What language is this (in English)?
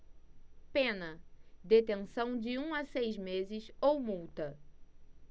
Portuguese